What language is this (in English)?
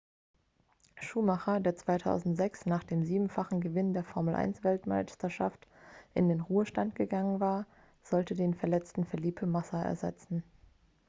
German